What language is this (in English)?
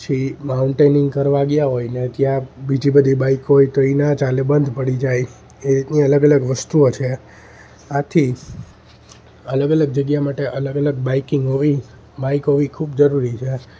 Gujarati